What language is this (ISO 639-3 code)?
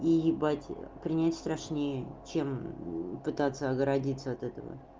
rus